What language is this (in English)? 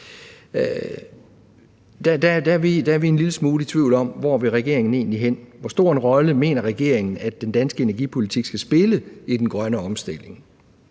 Danish